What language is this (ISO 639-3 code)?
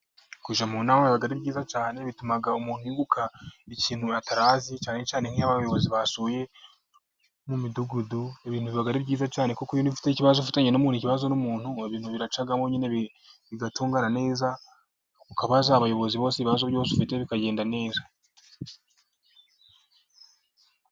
kin